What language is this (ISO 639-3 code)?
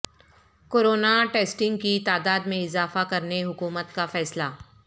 urd